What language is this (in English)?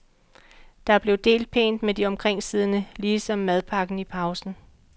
Danish